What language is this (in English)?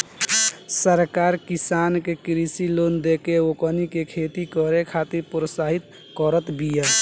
Bhojpuri